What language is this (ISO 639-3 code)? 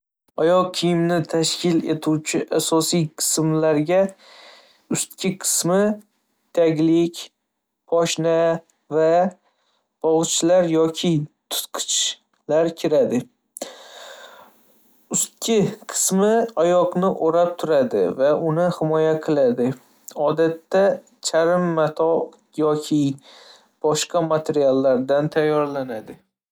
uzb